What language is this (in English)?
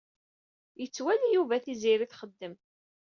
Kabyle